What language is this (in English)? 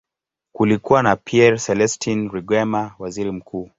Swahili